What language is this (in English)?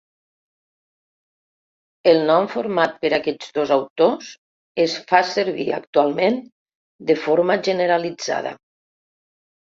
Catalan